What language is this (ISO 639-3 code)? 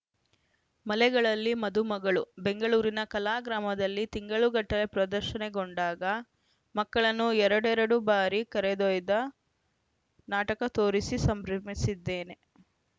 kan